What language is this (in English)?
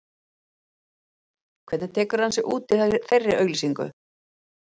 Icelandic